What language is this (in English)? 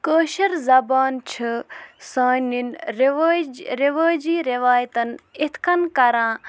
Kashmiri